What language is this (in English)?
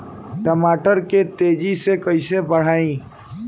Bhojpuri